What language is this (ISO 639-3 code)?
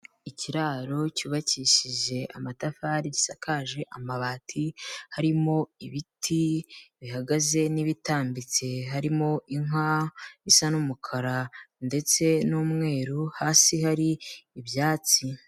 kin